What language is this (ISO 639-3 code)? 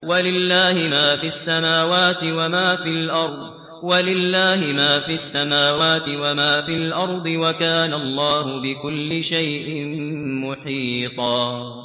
ara